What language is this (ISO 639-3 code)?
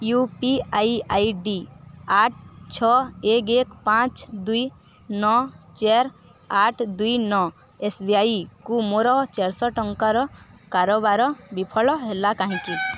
ori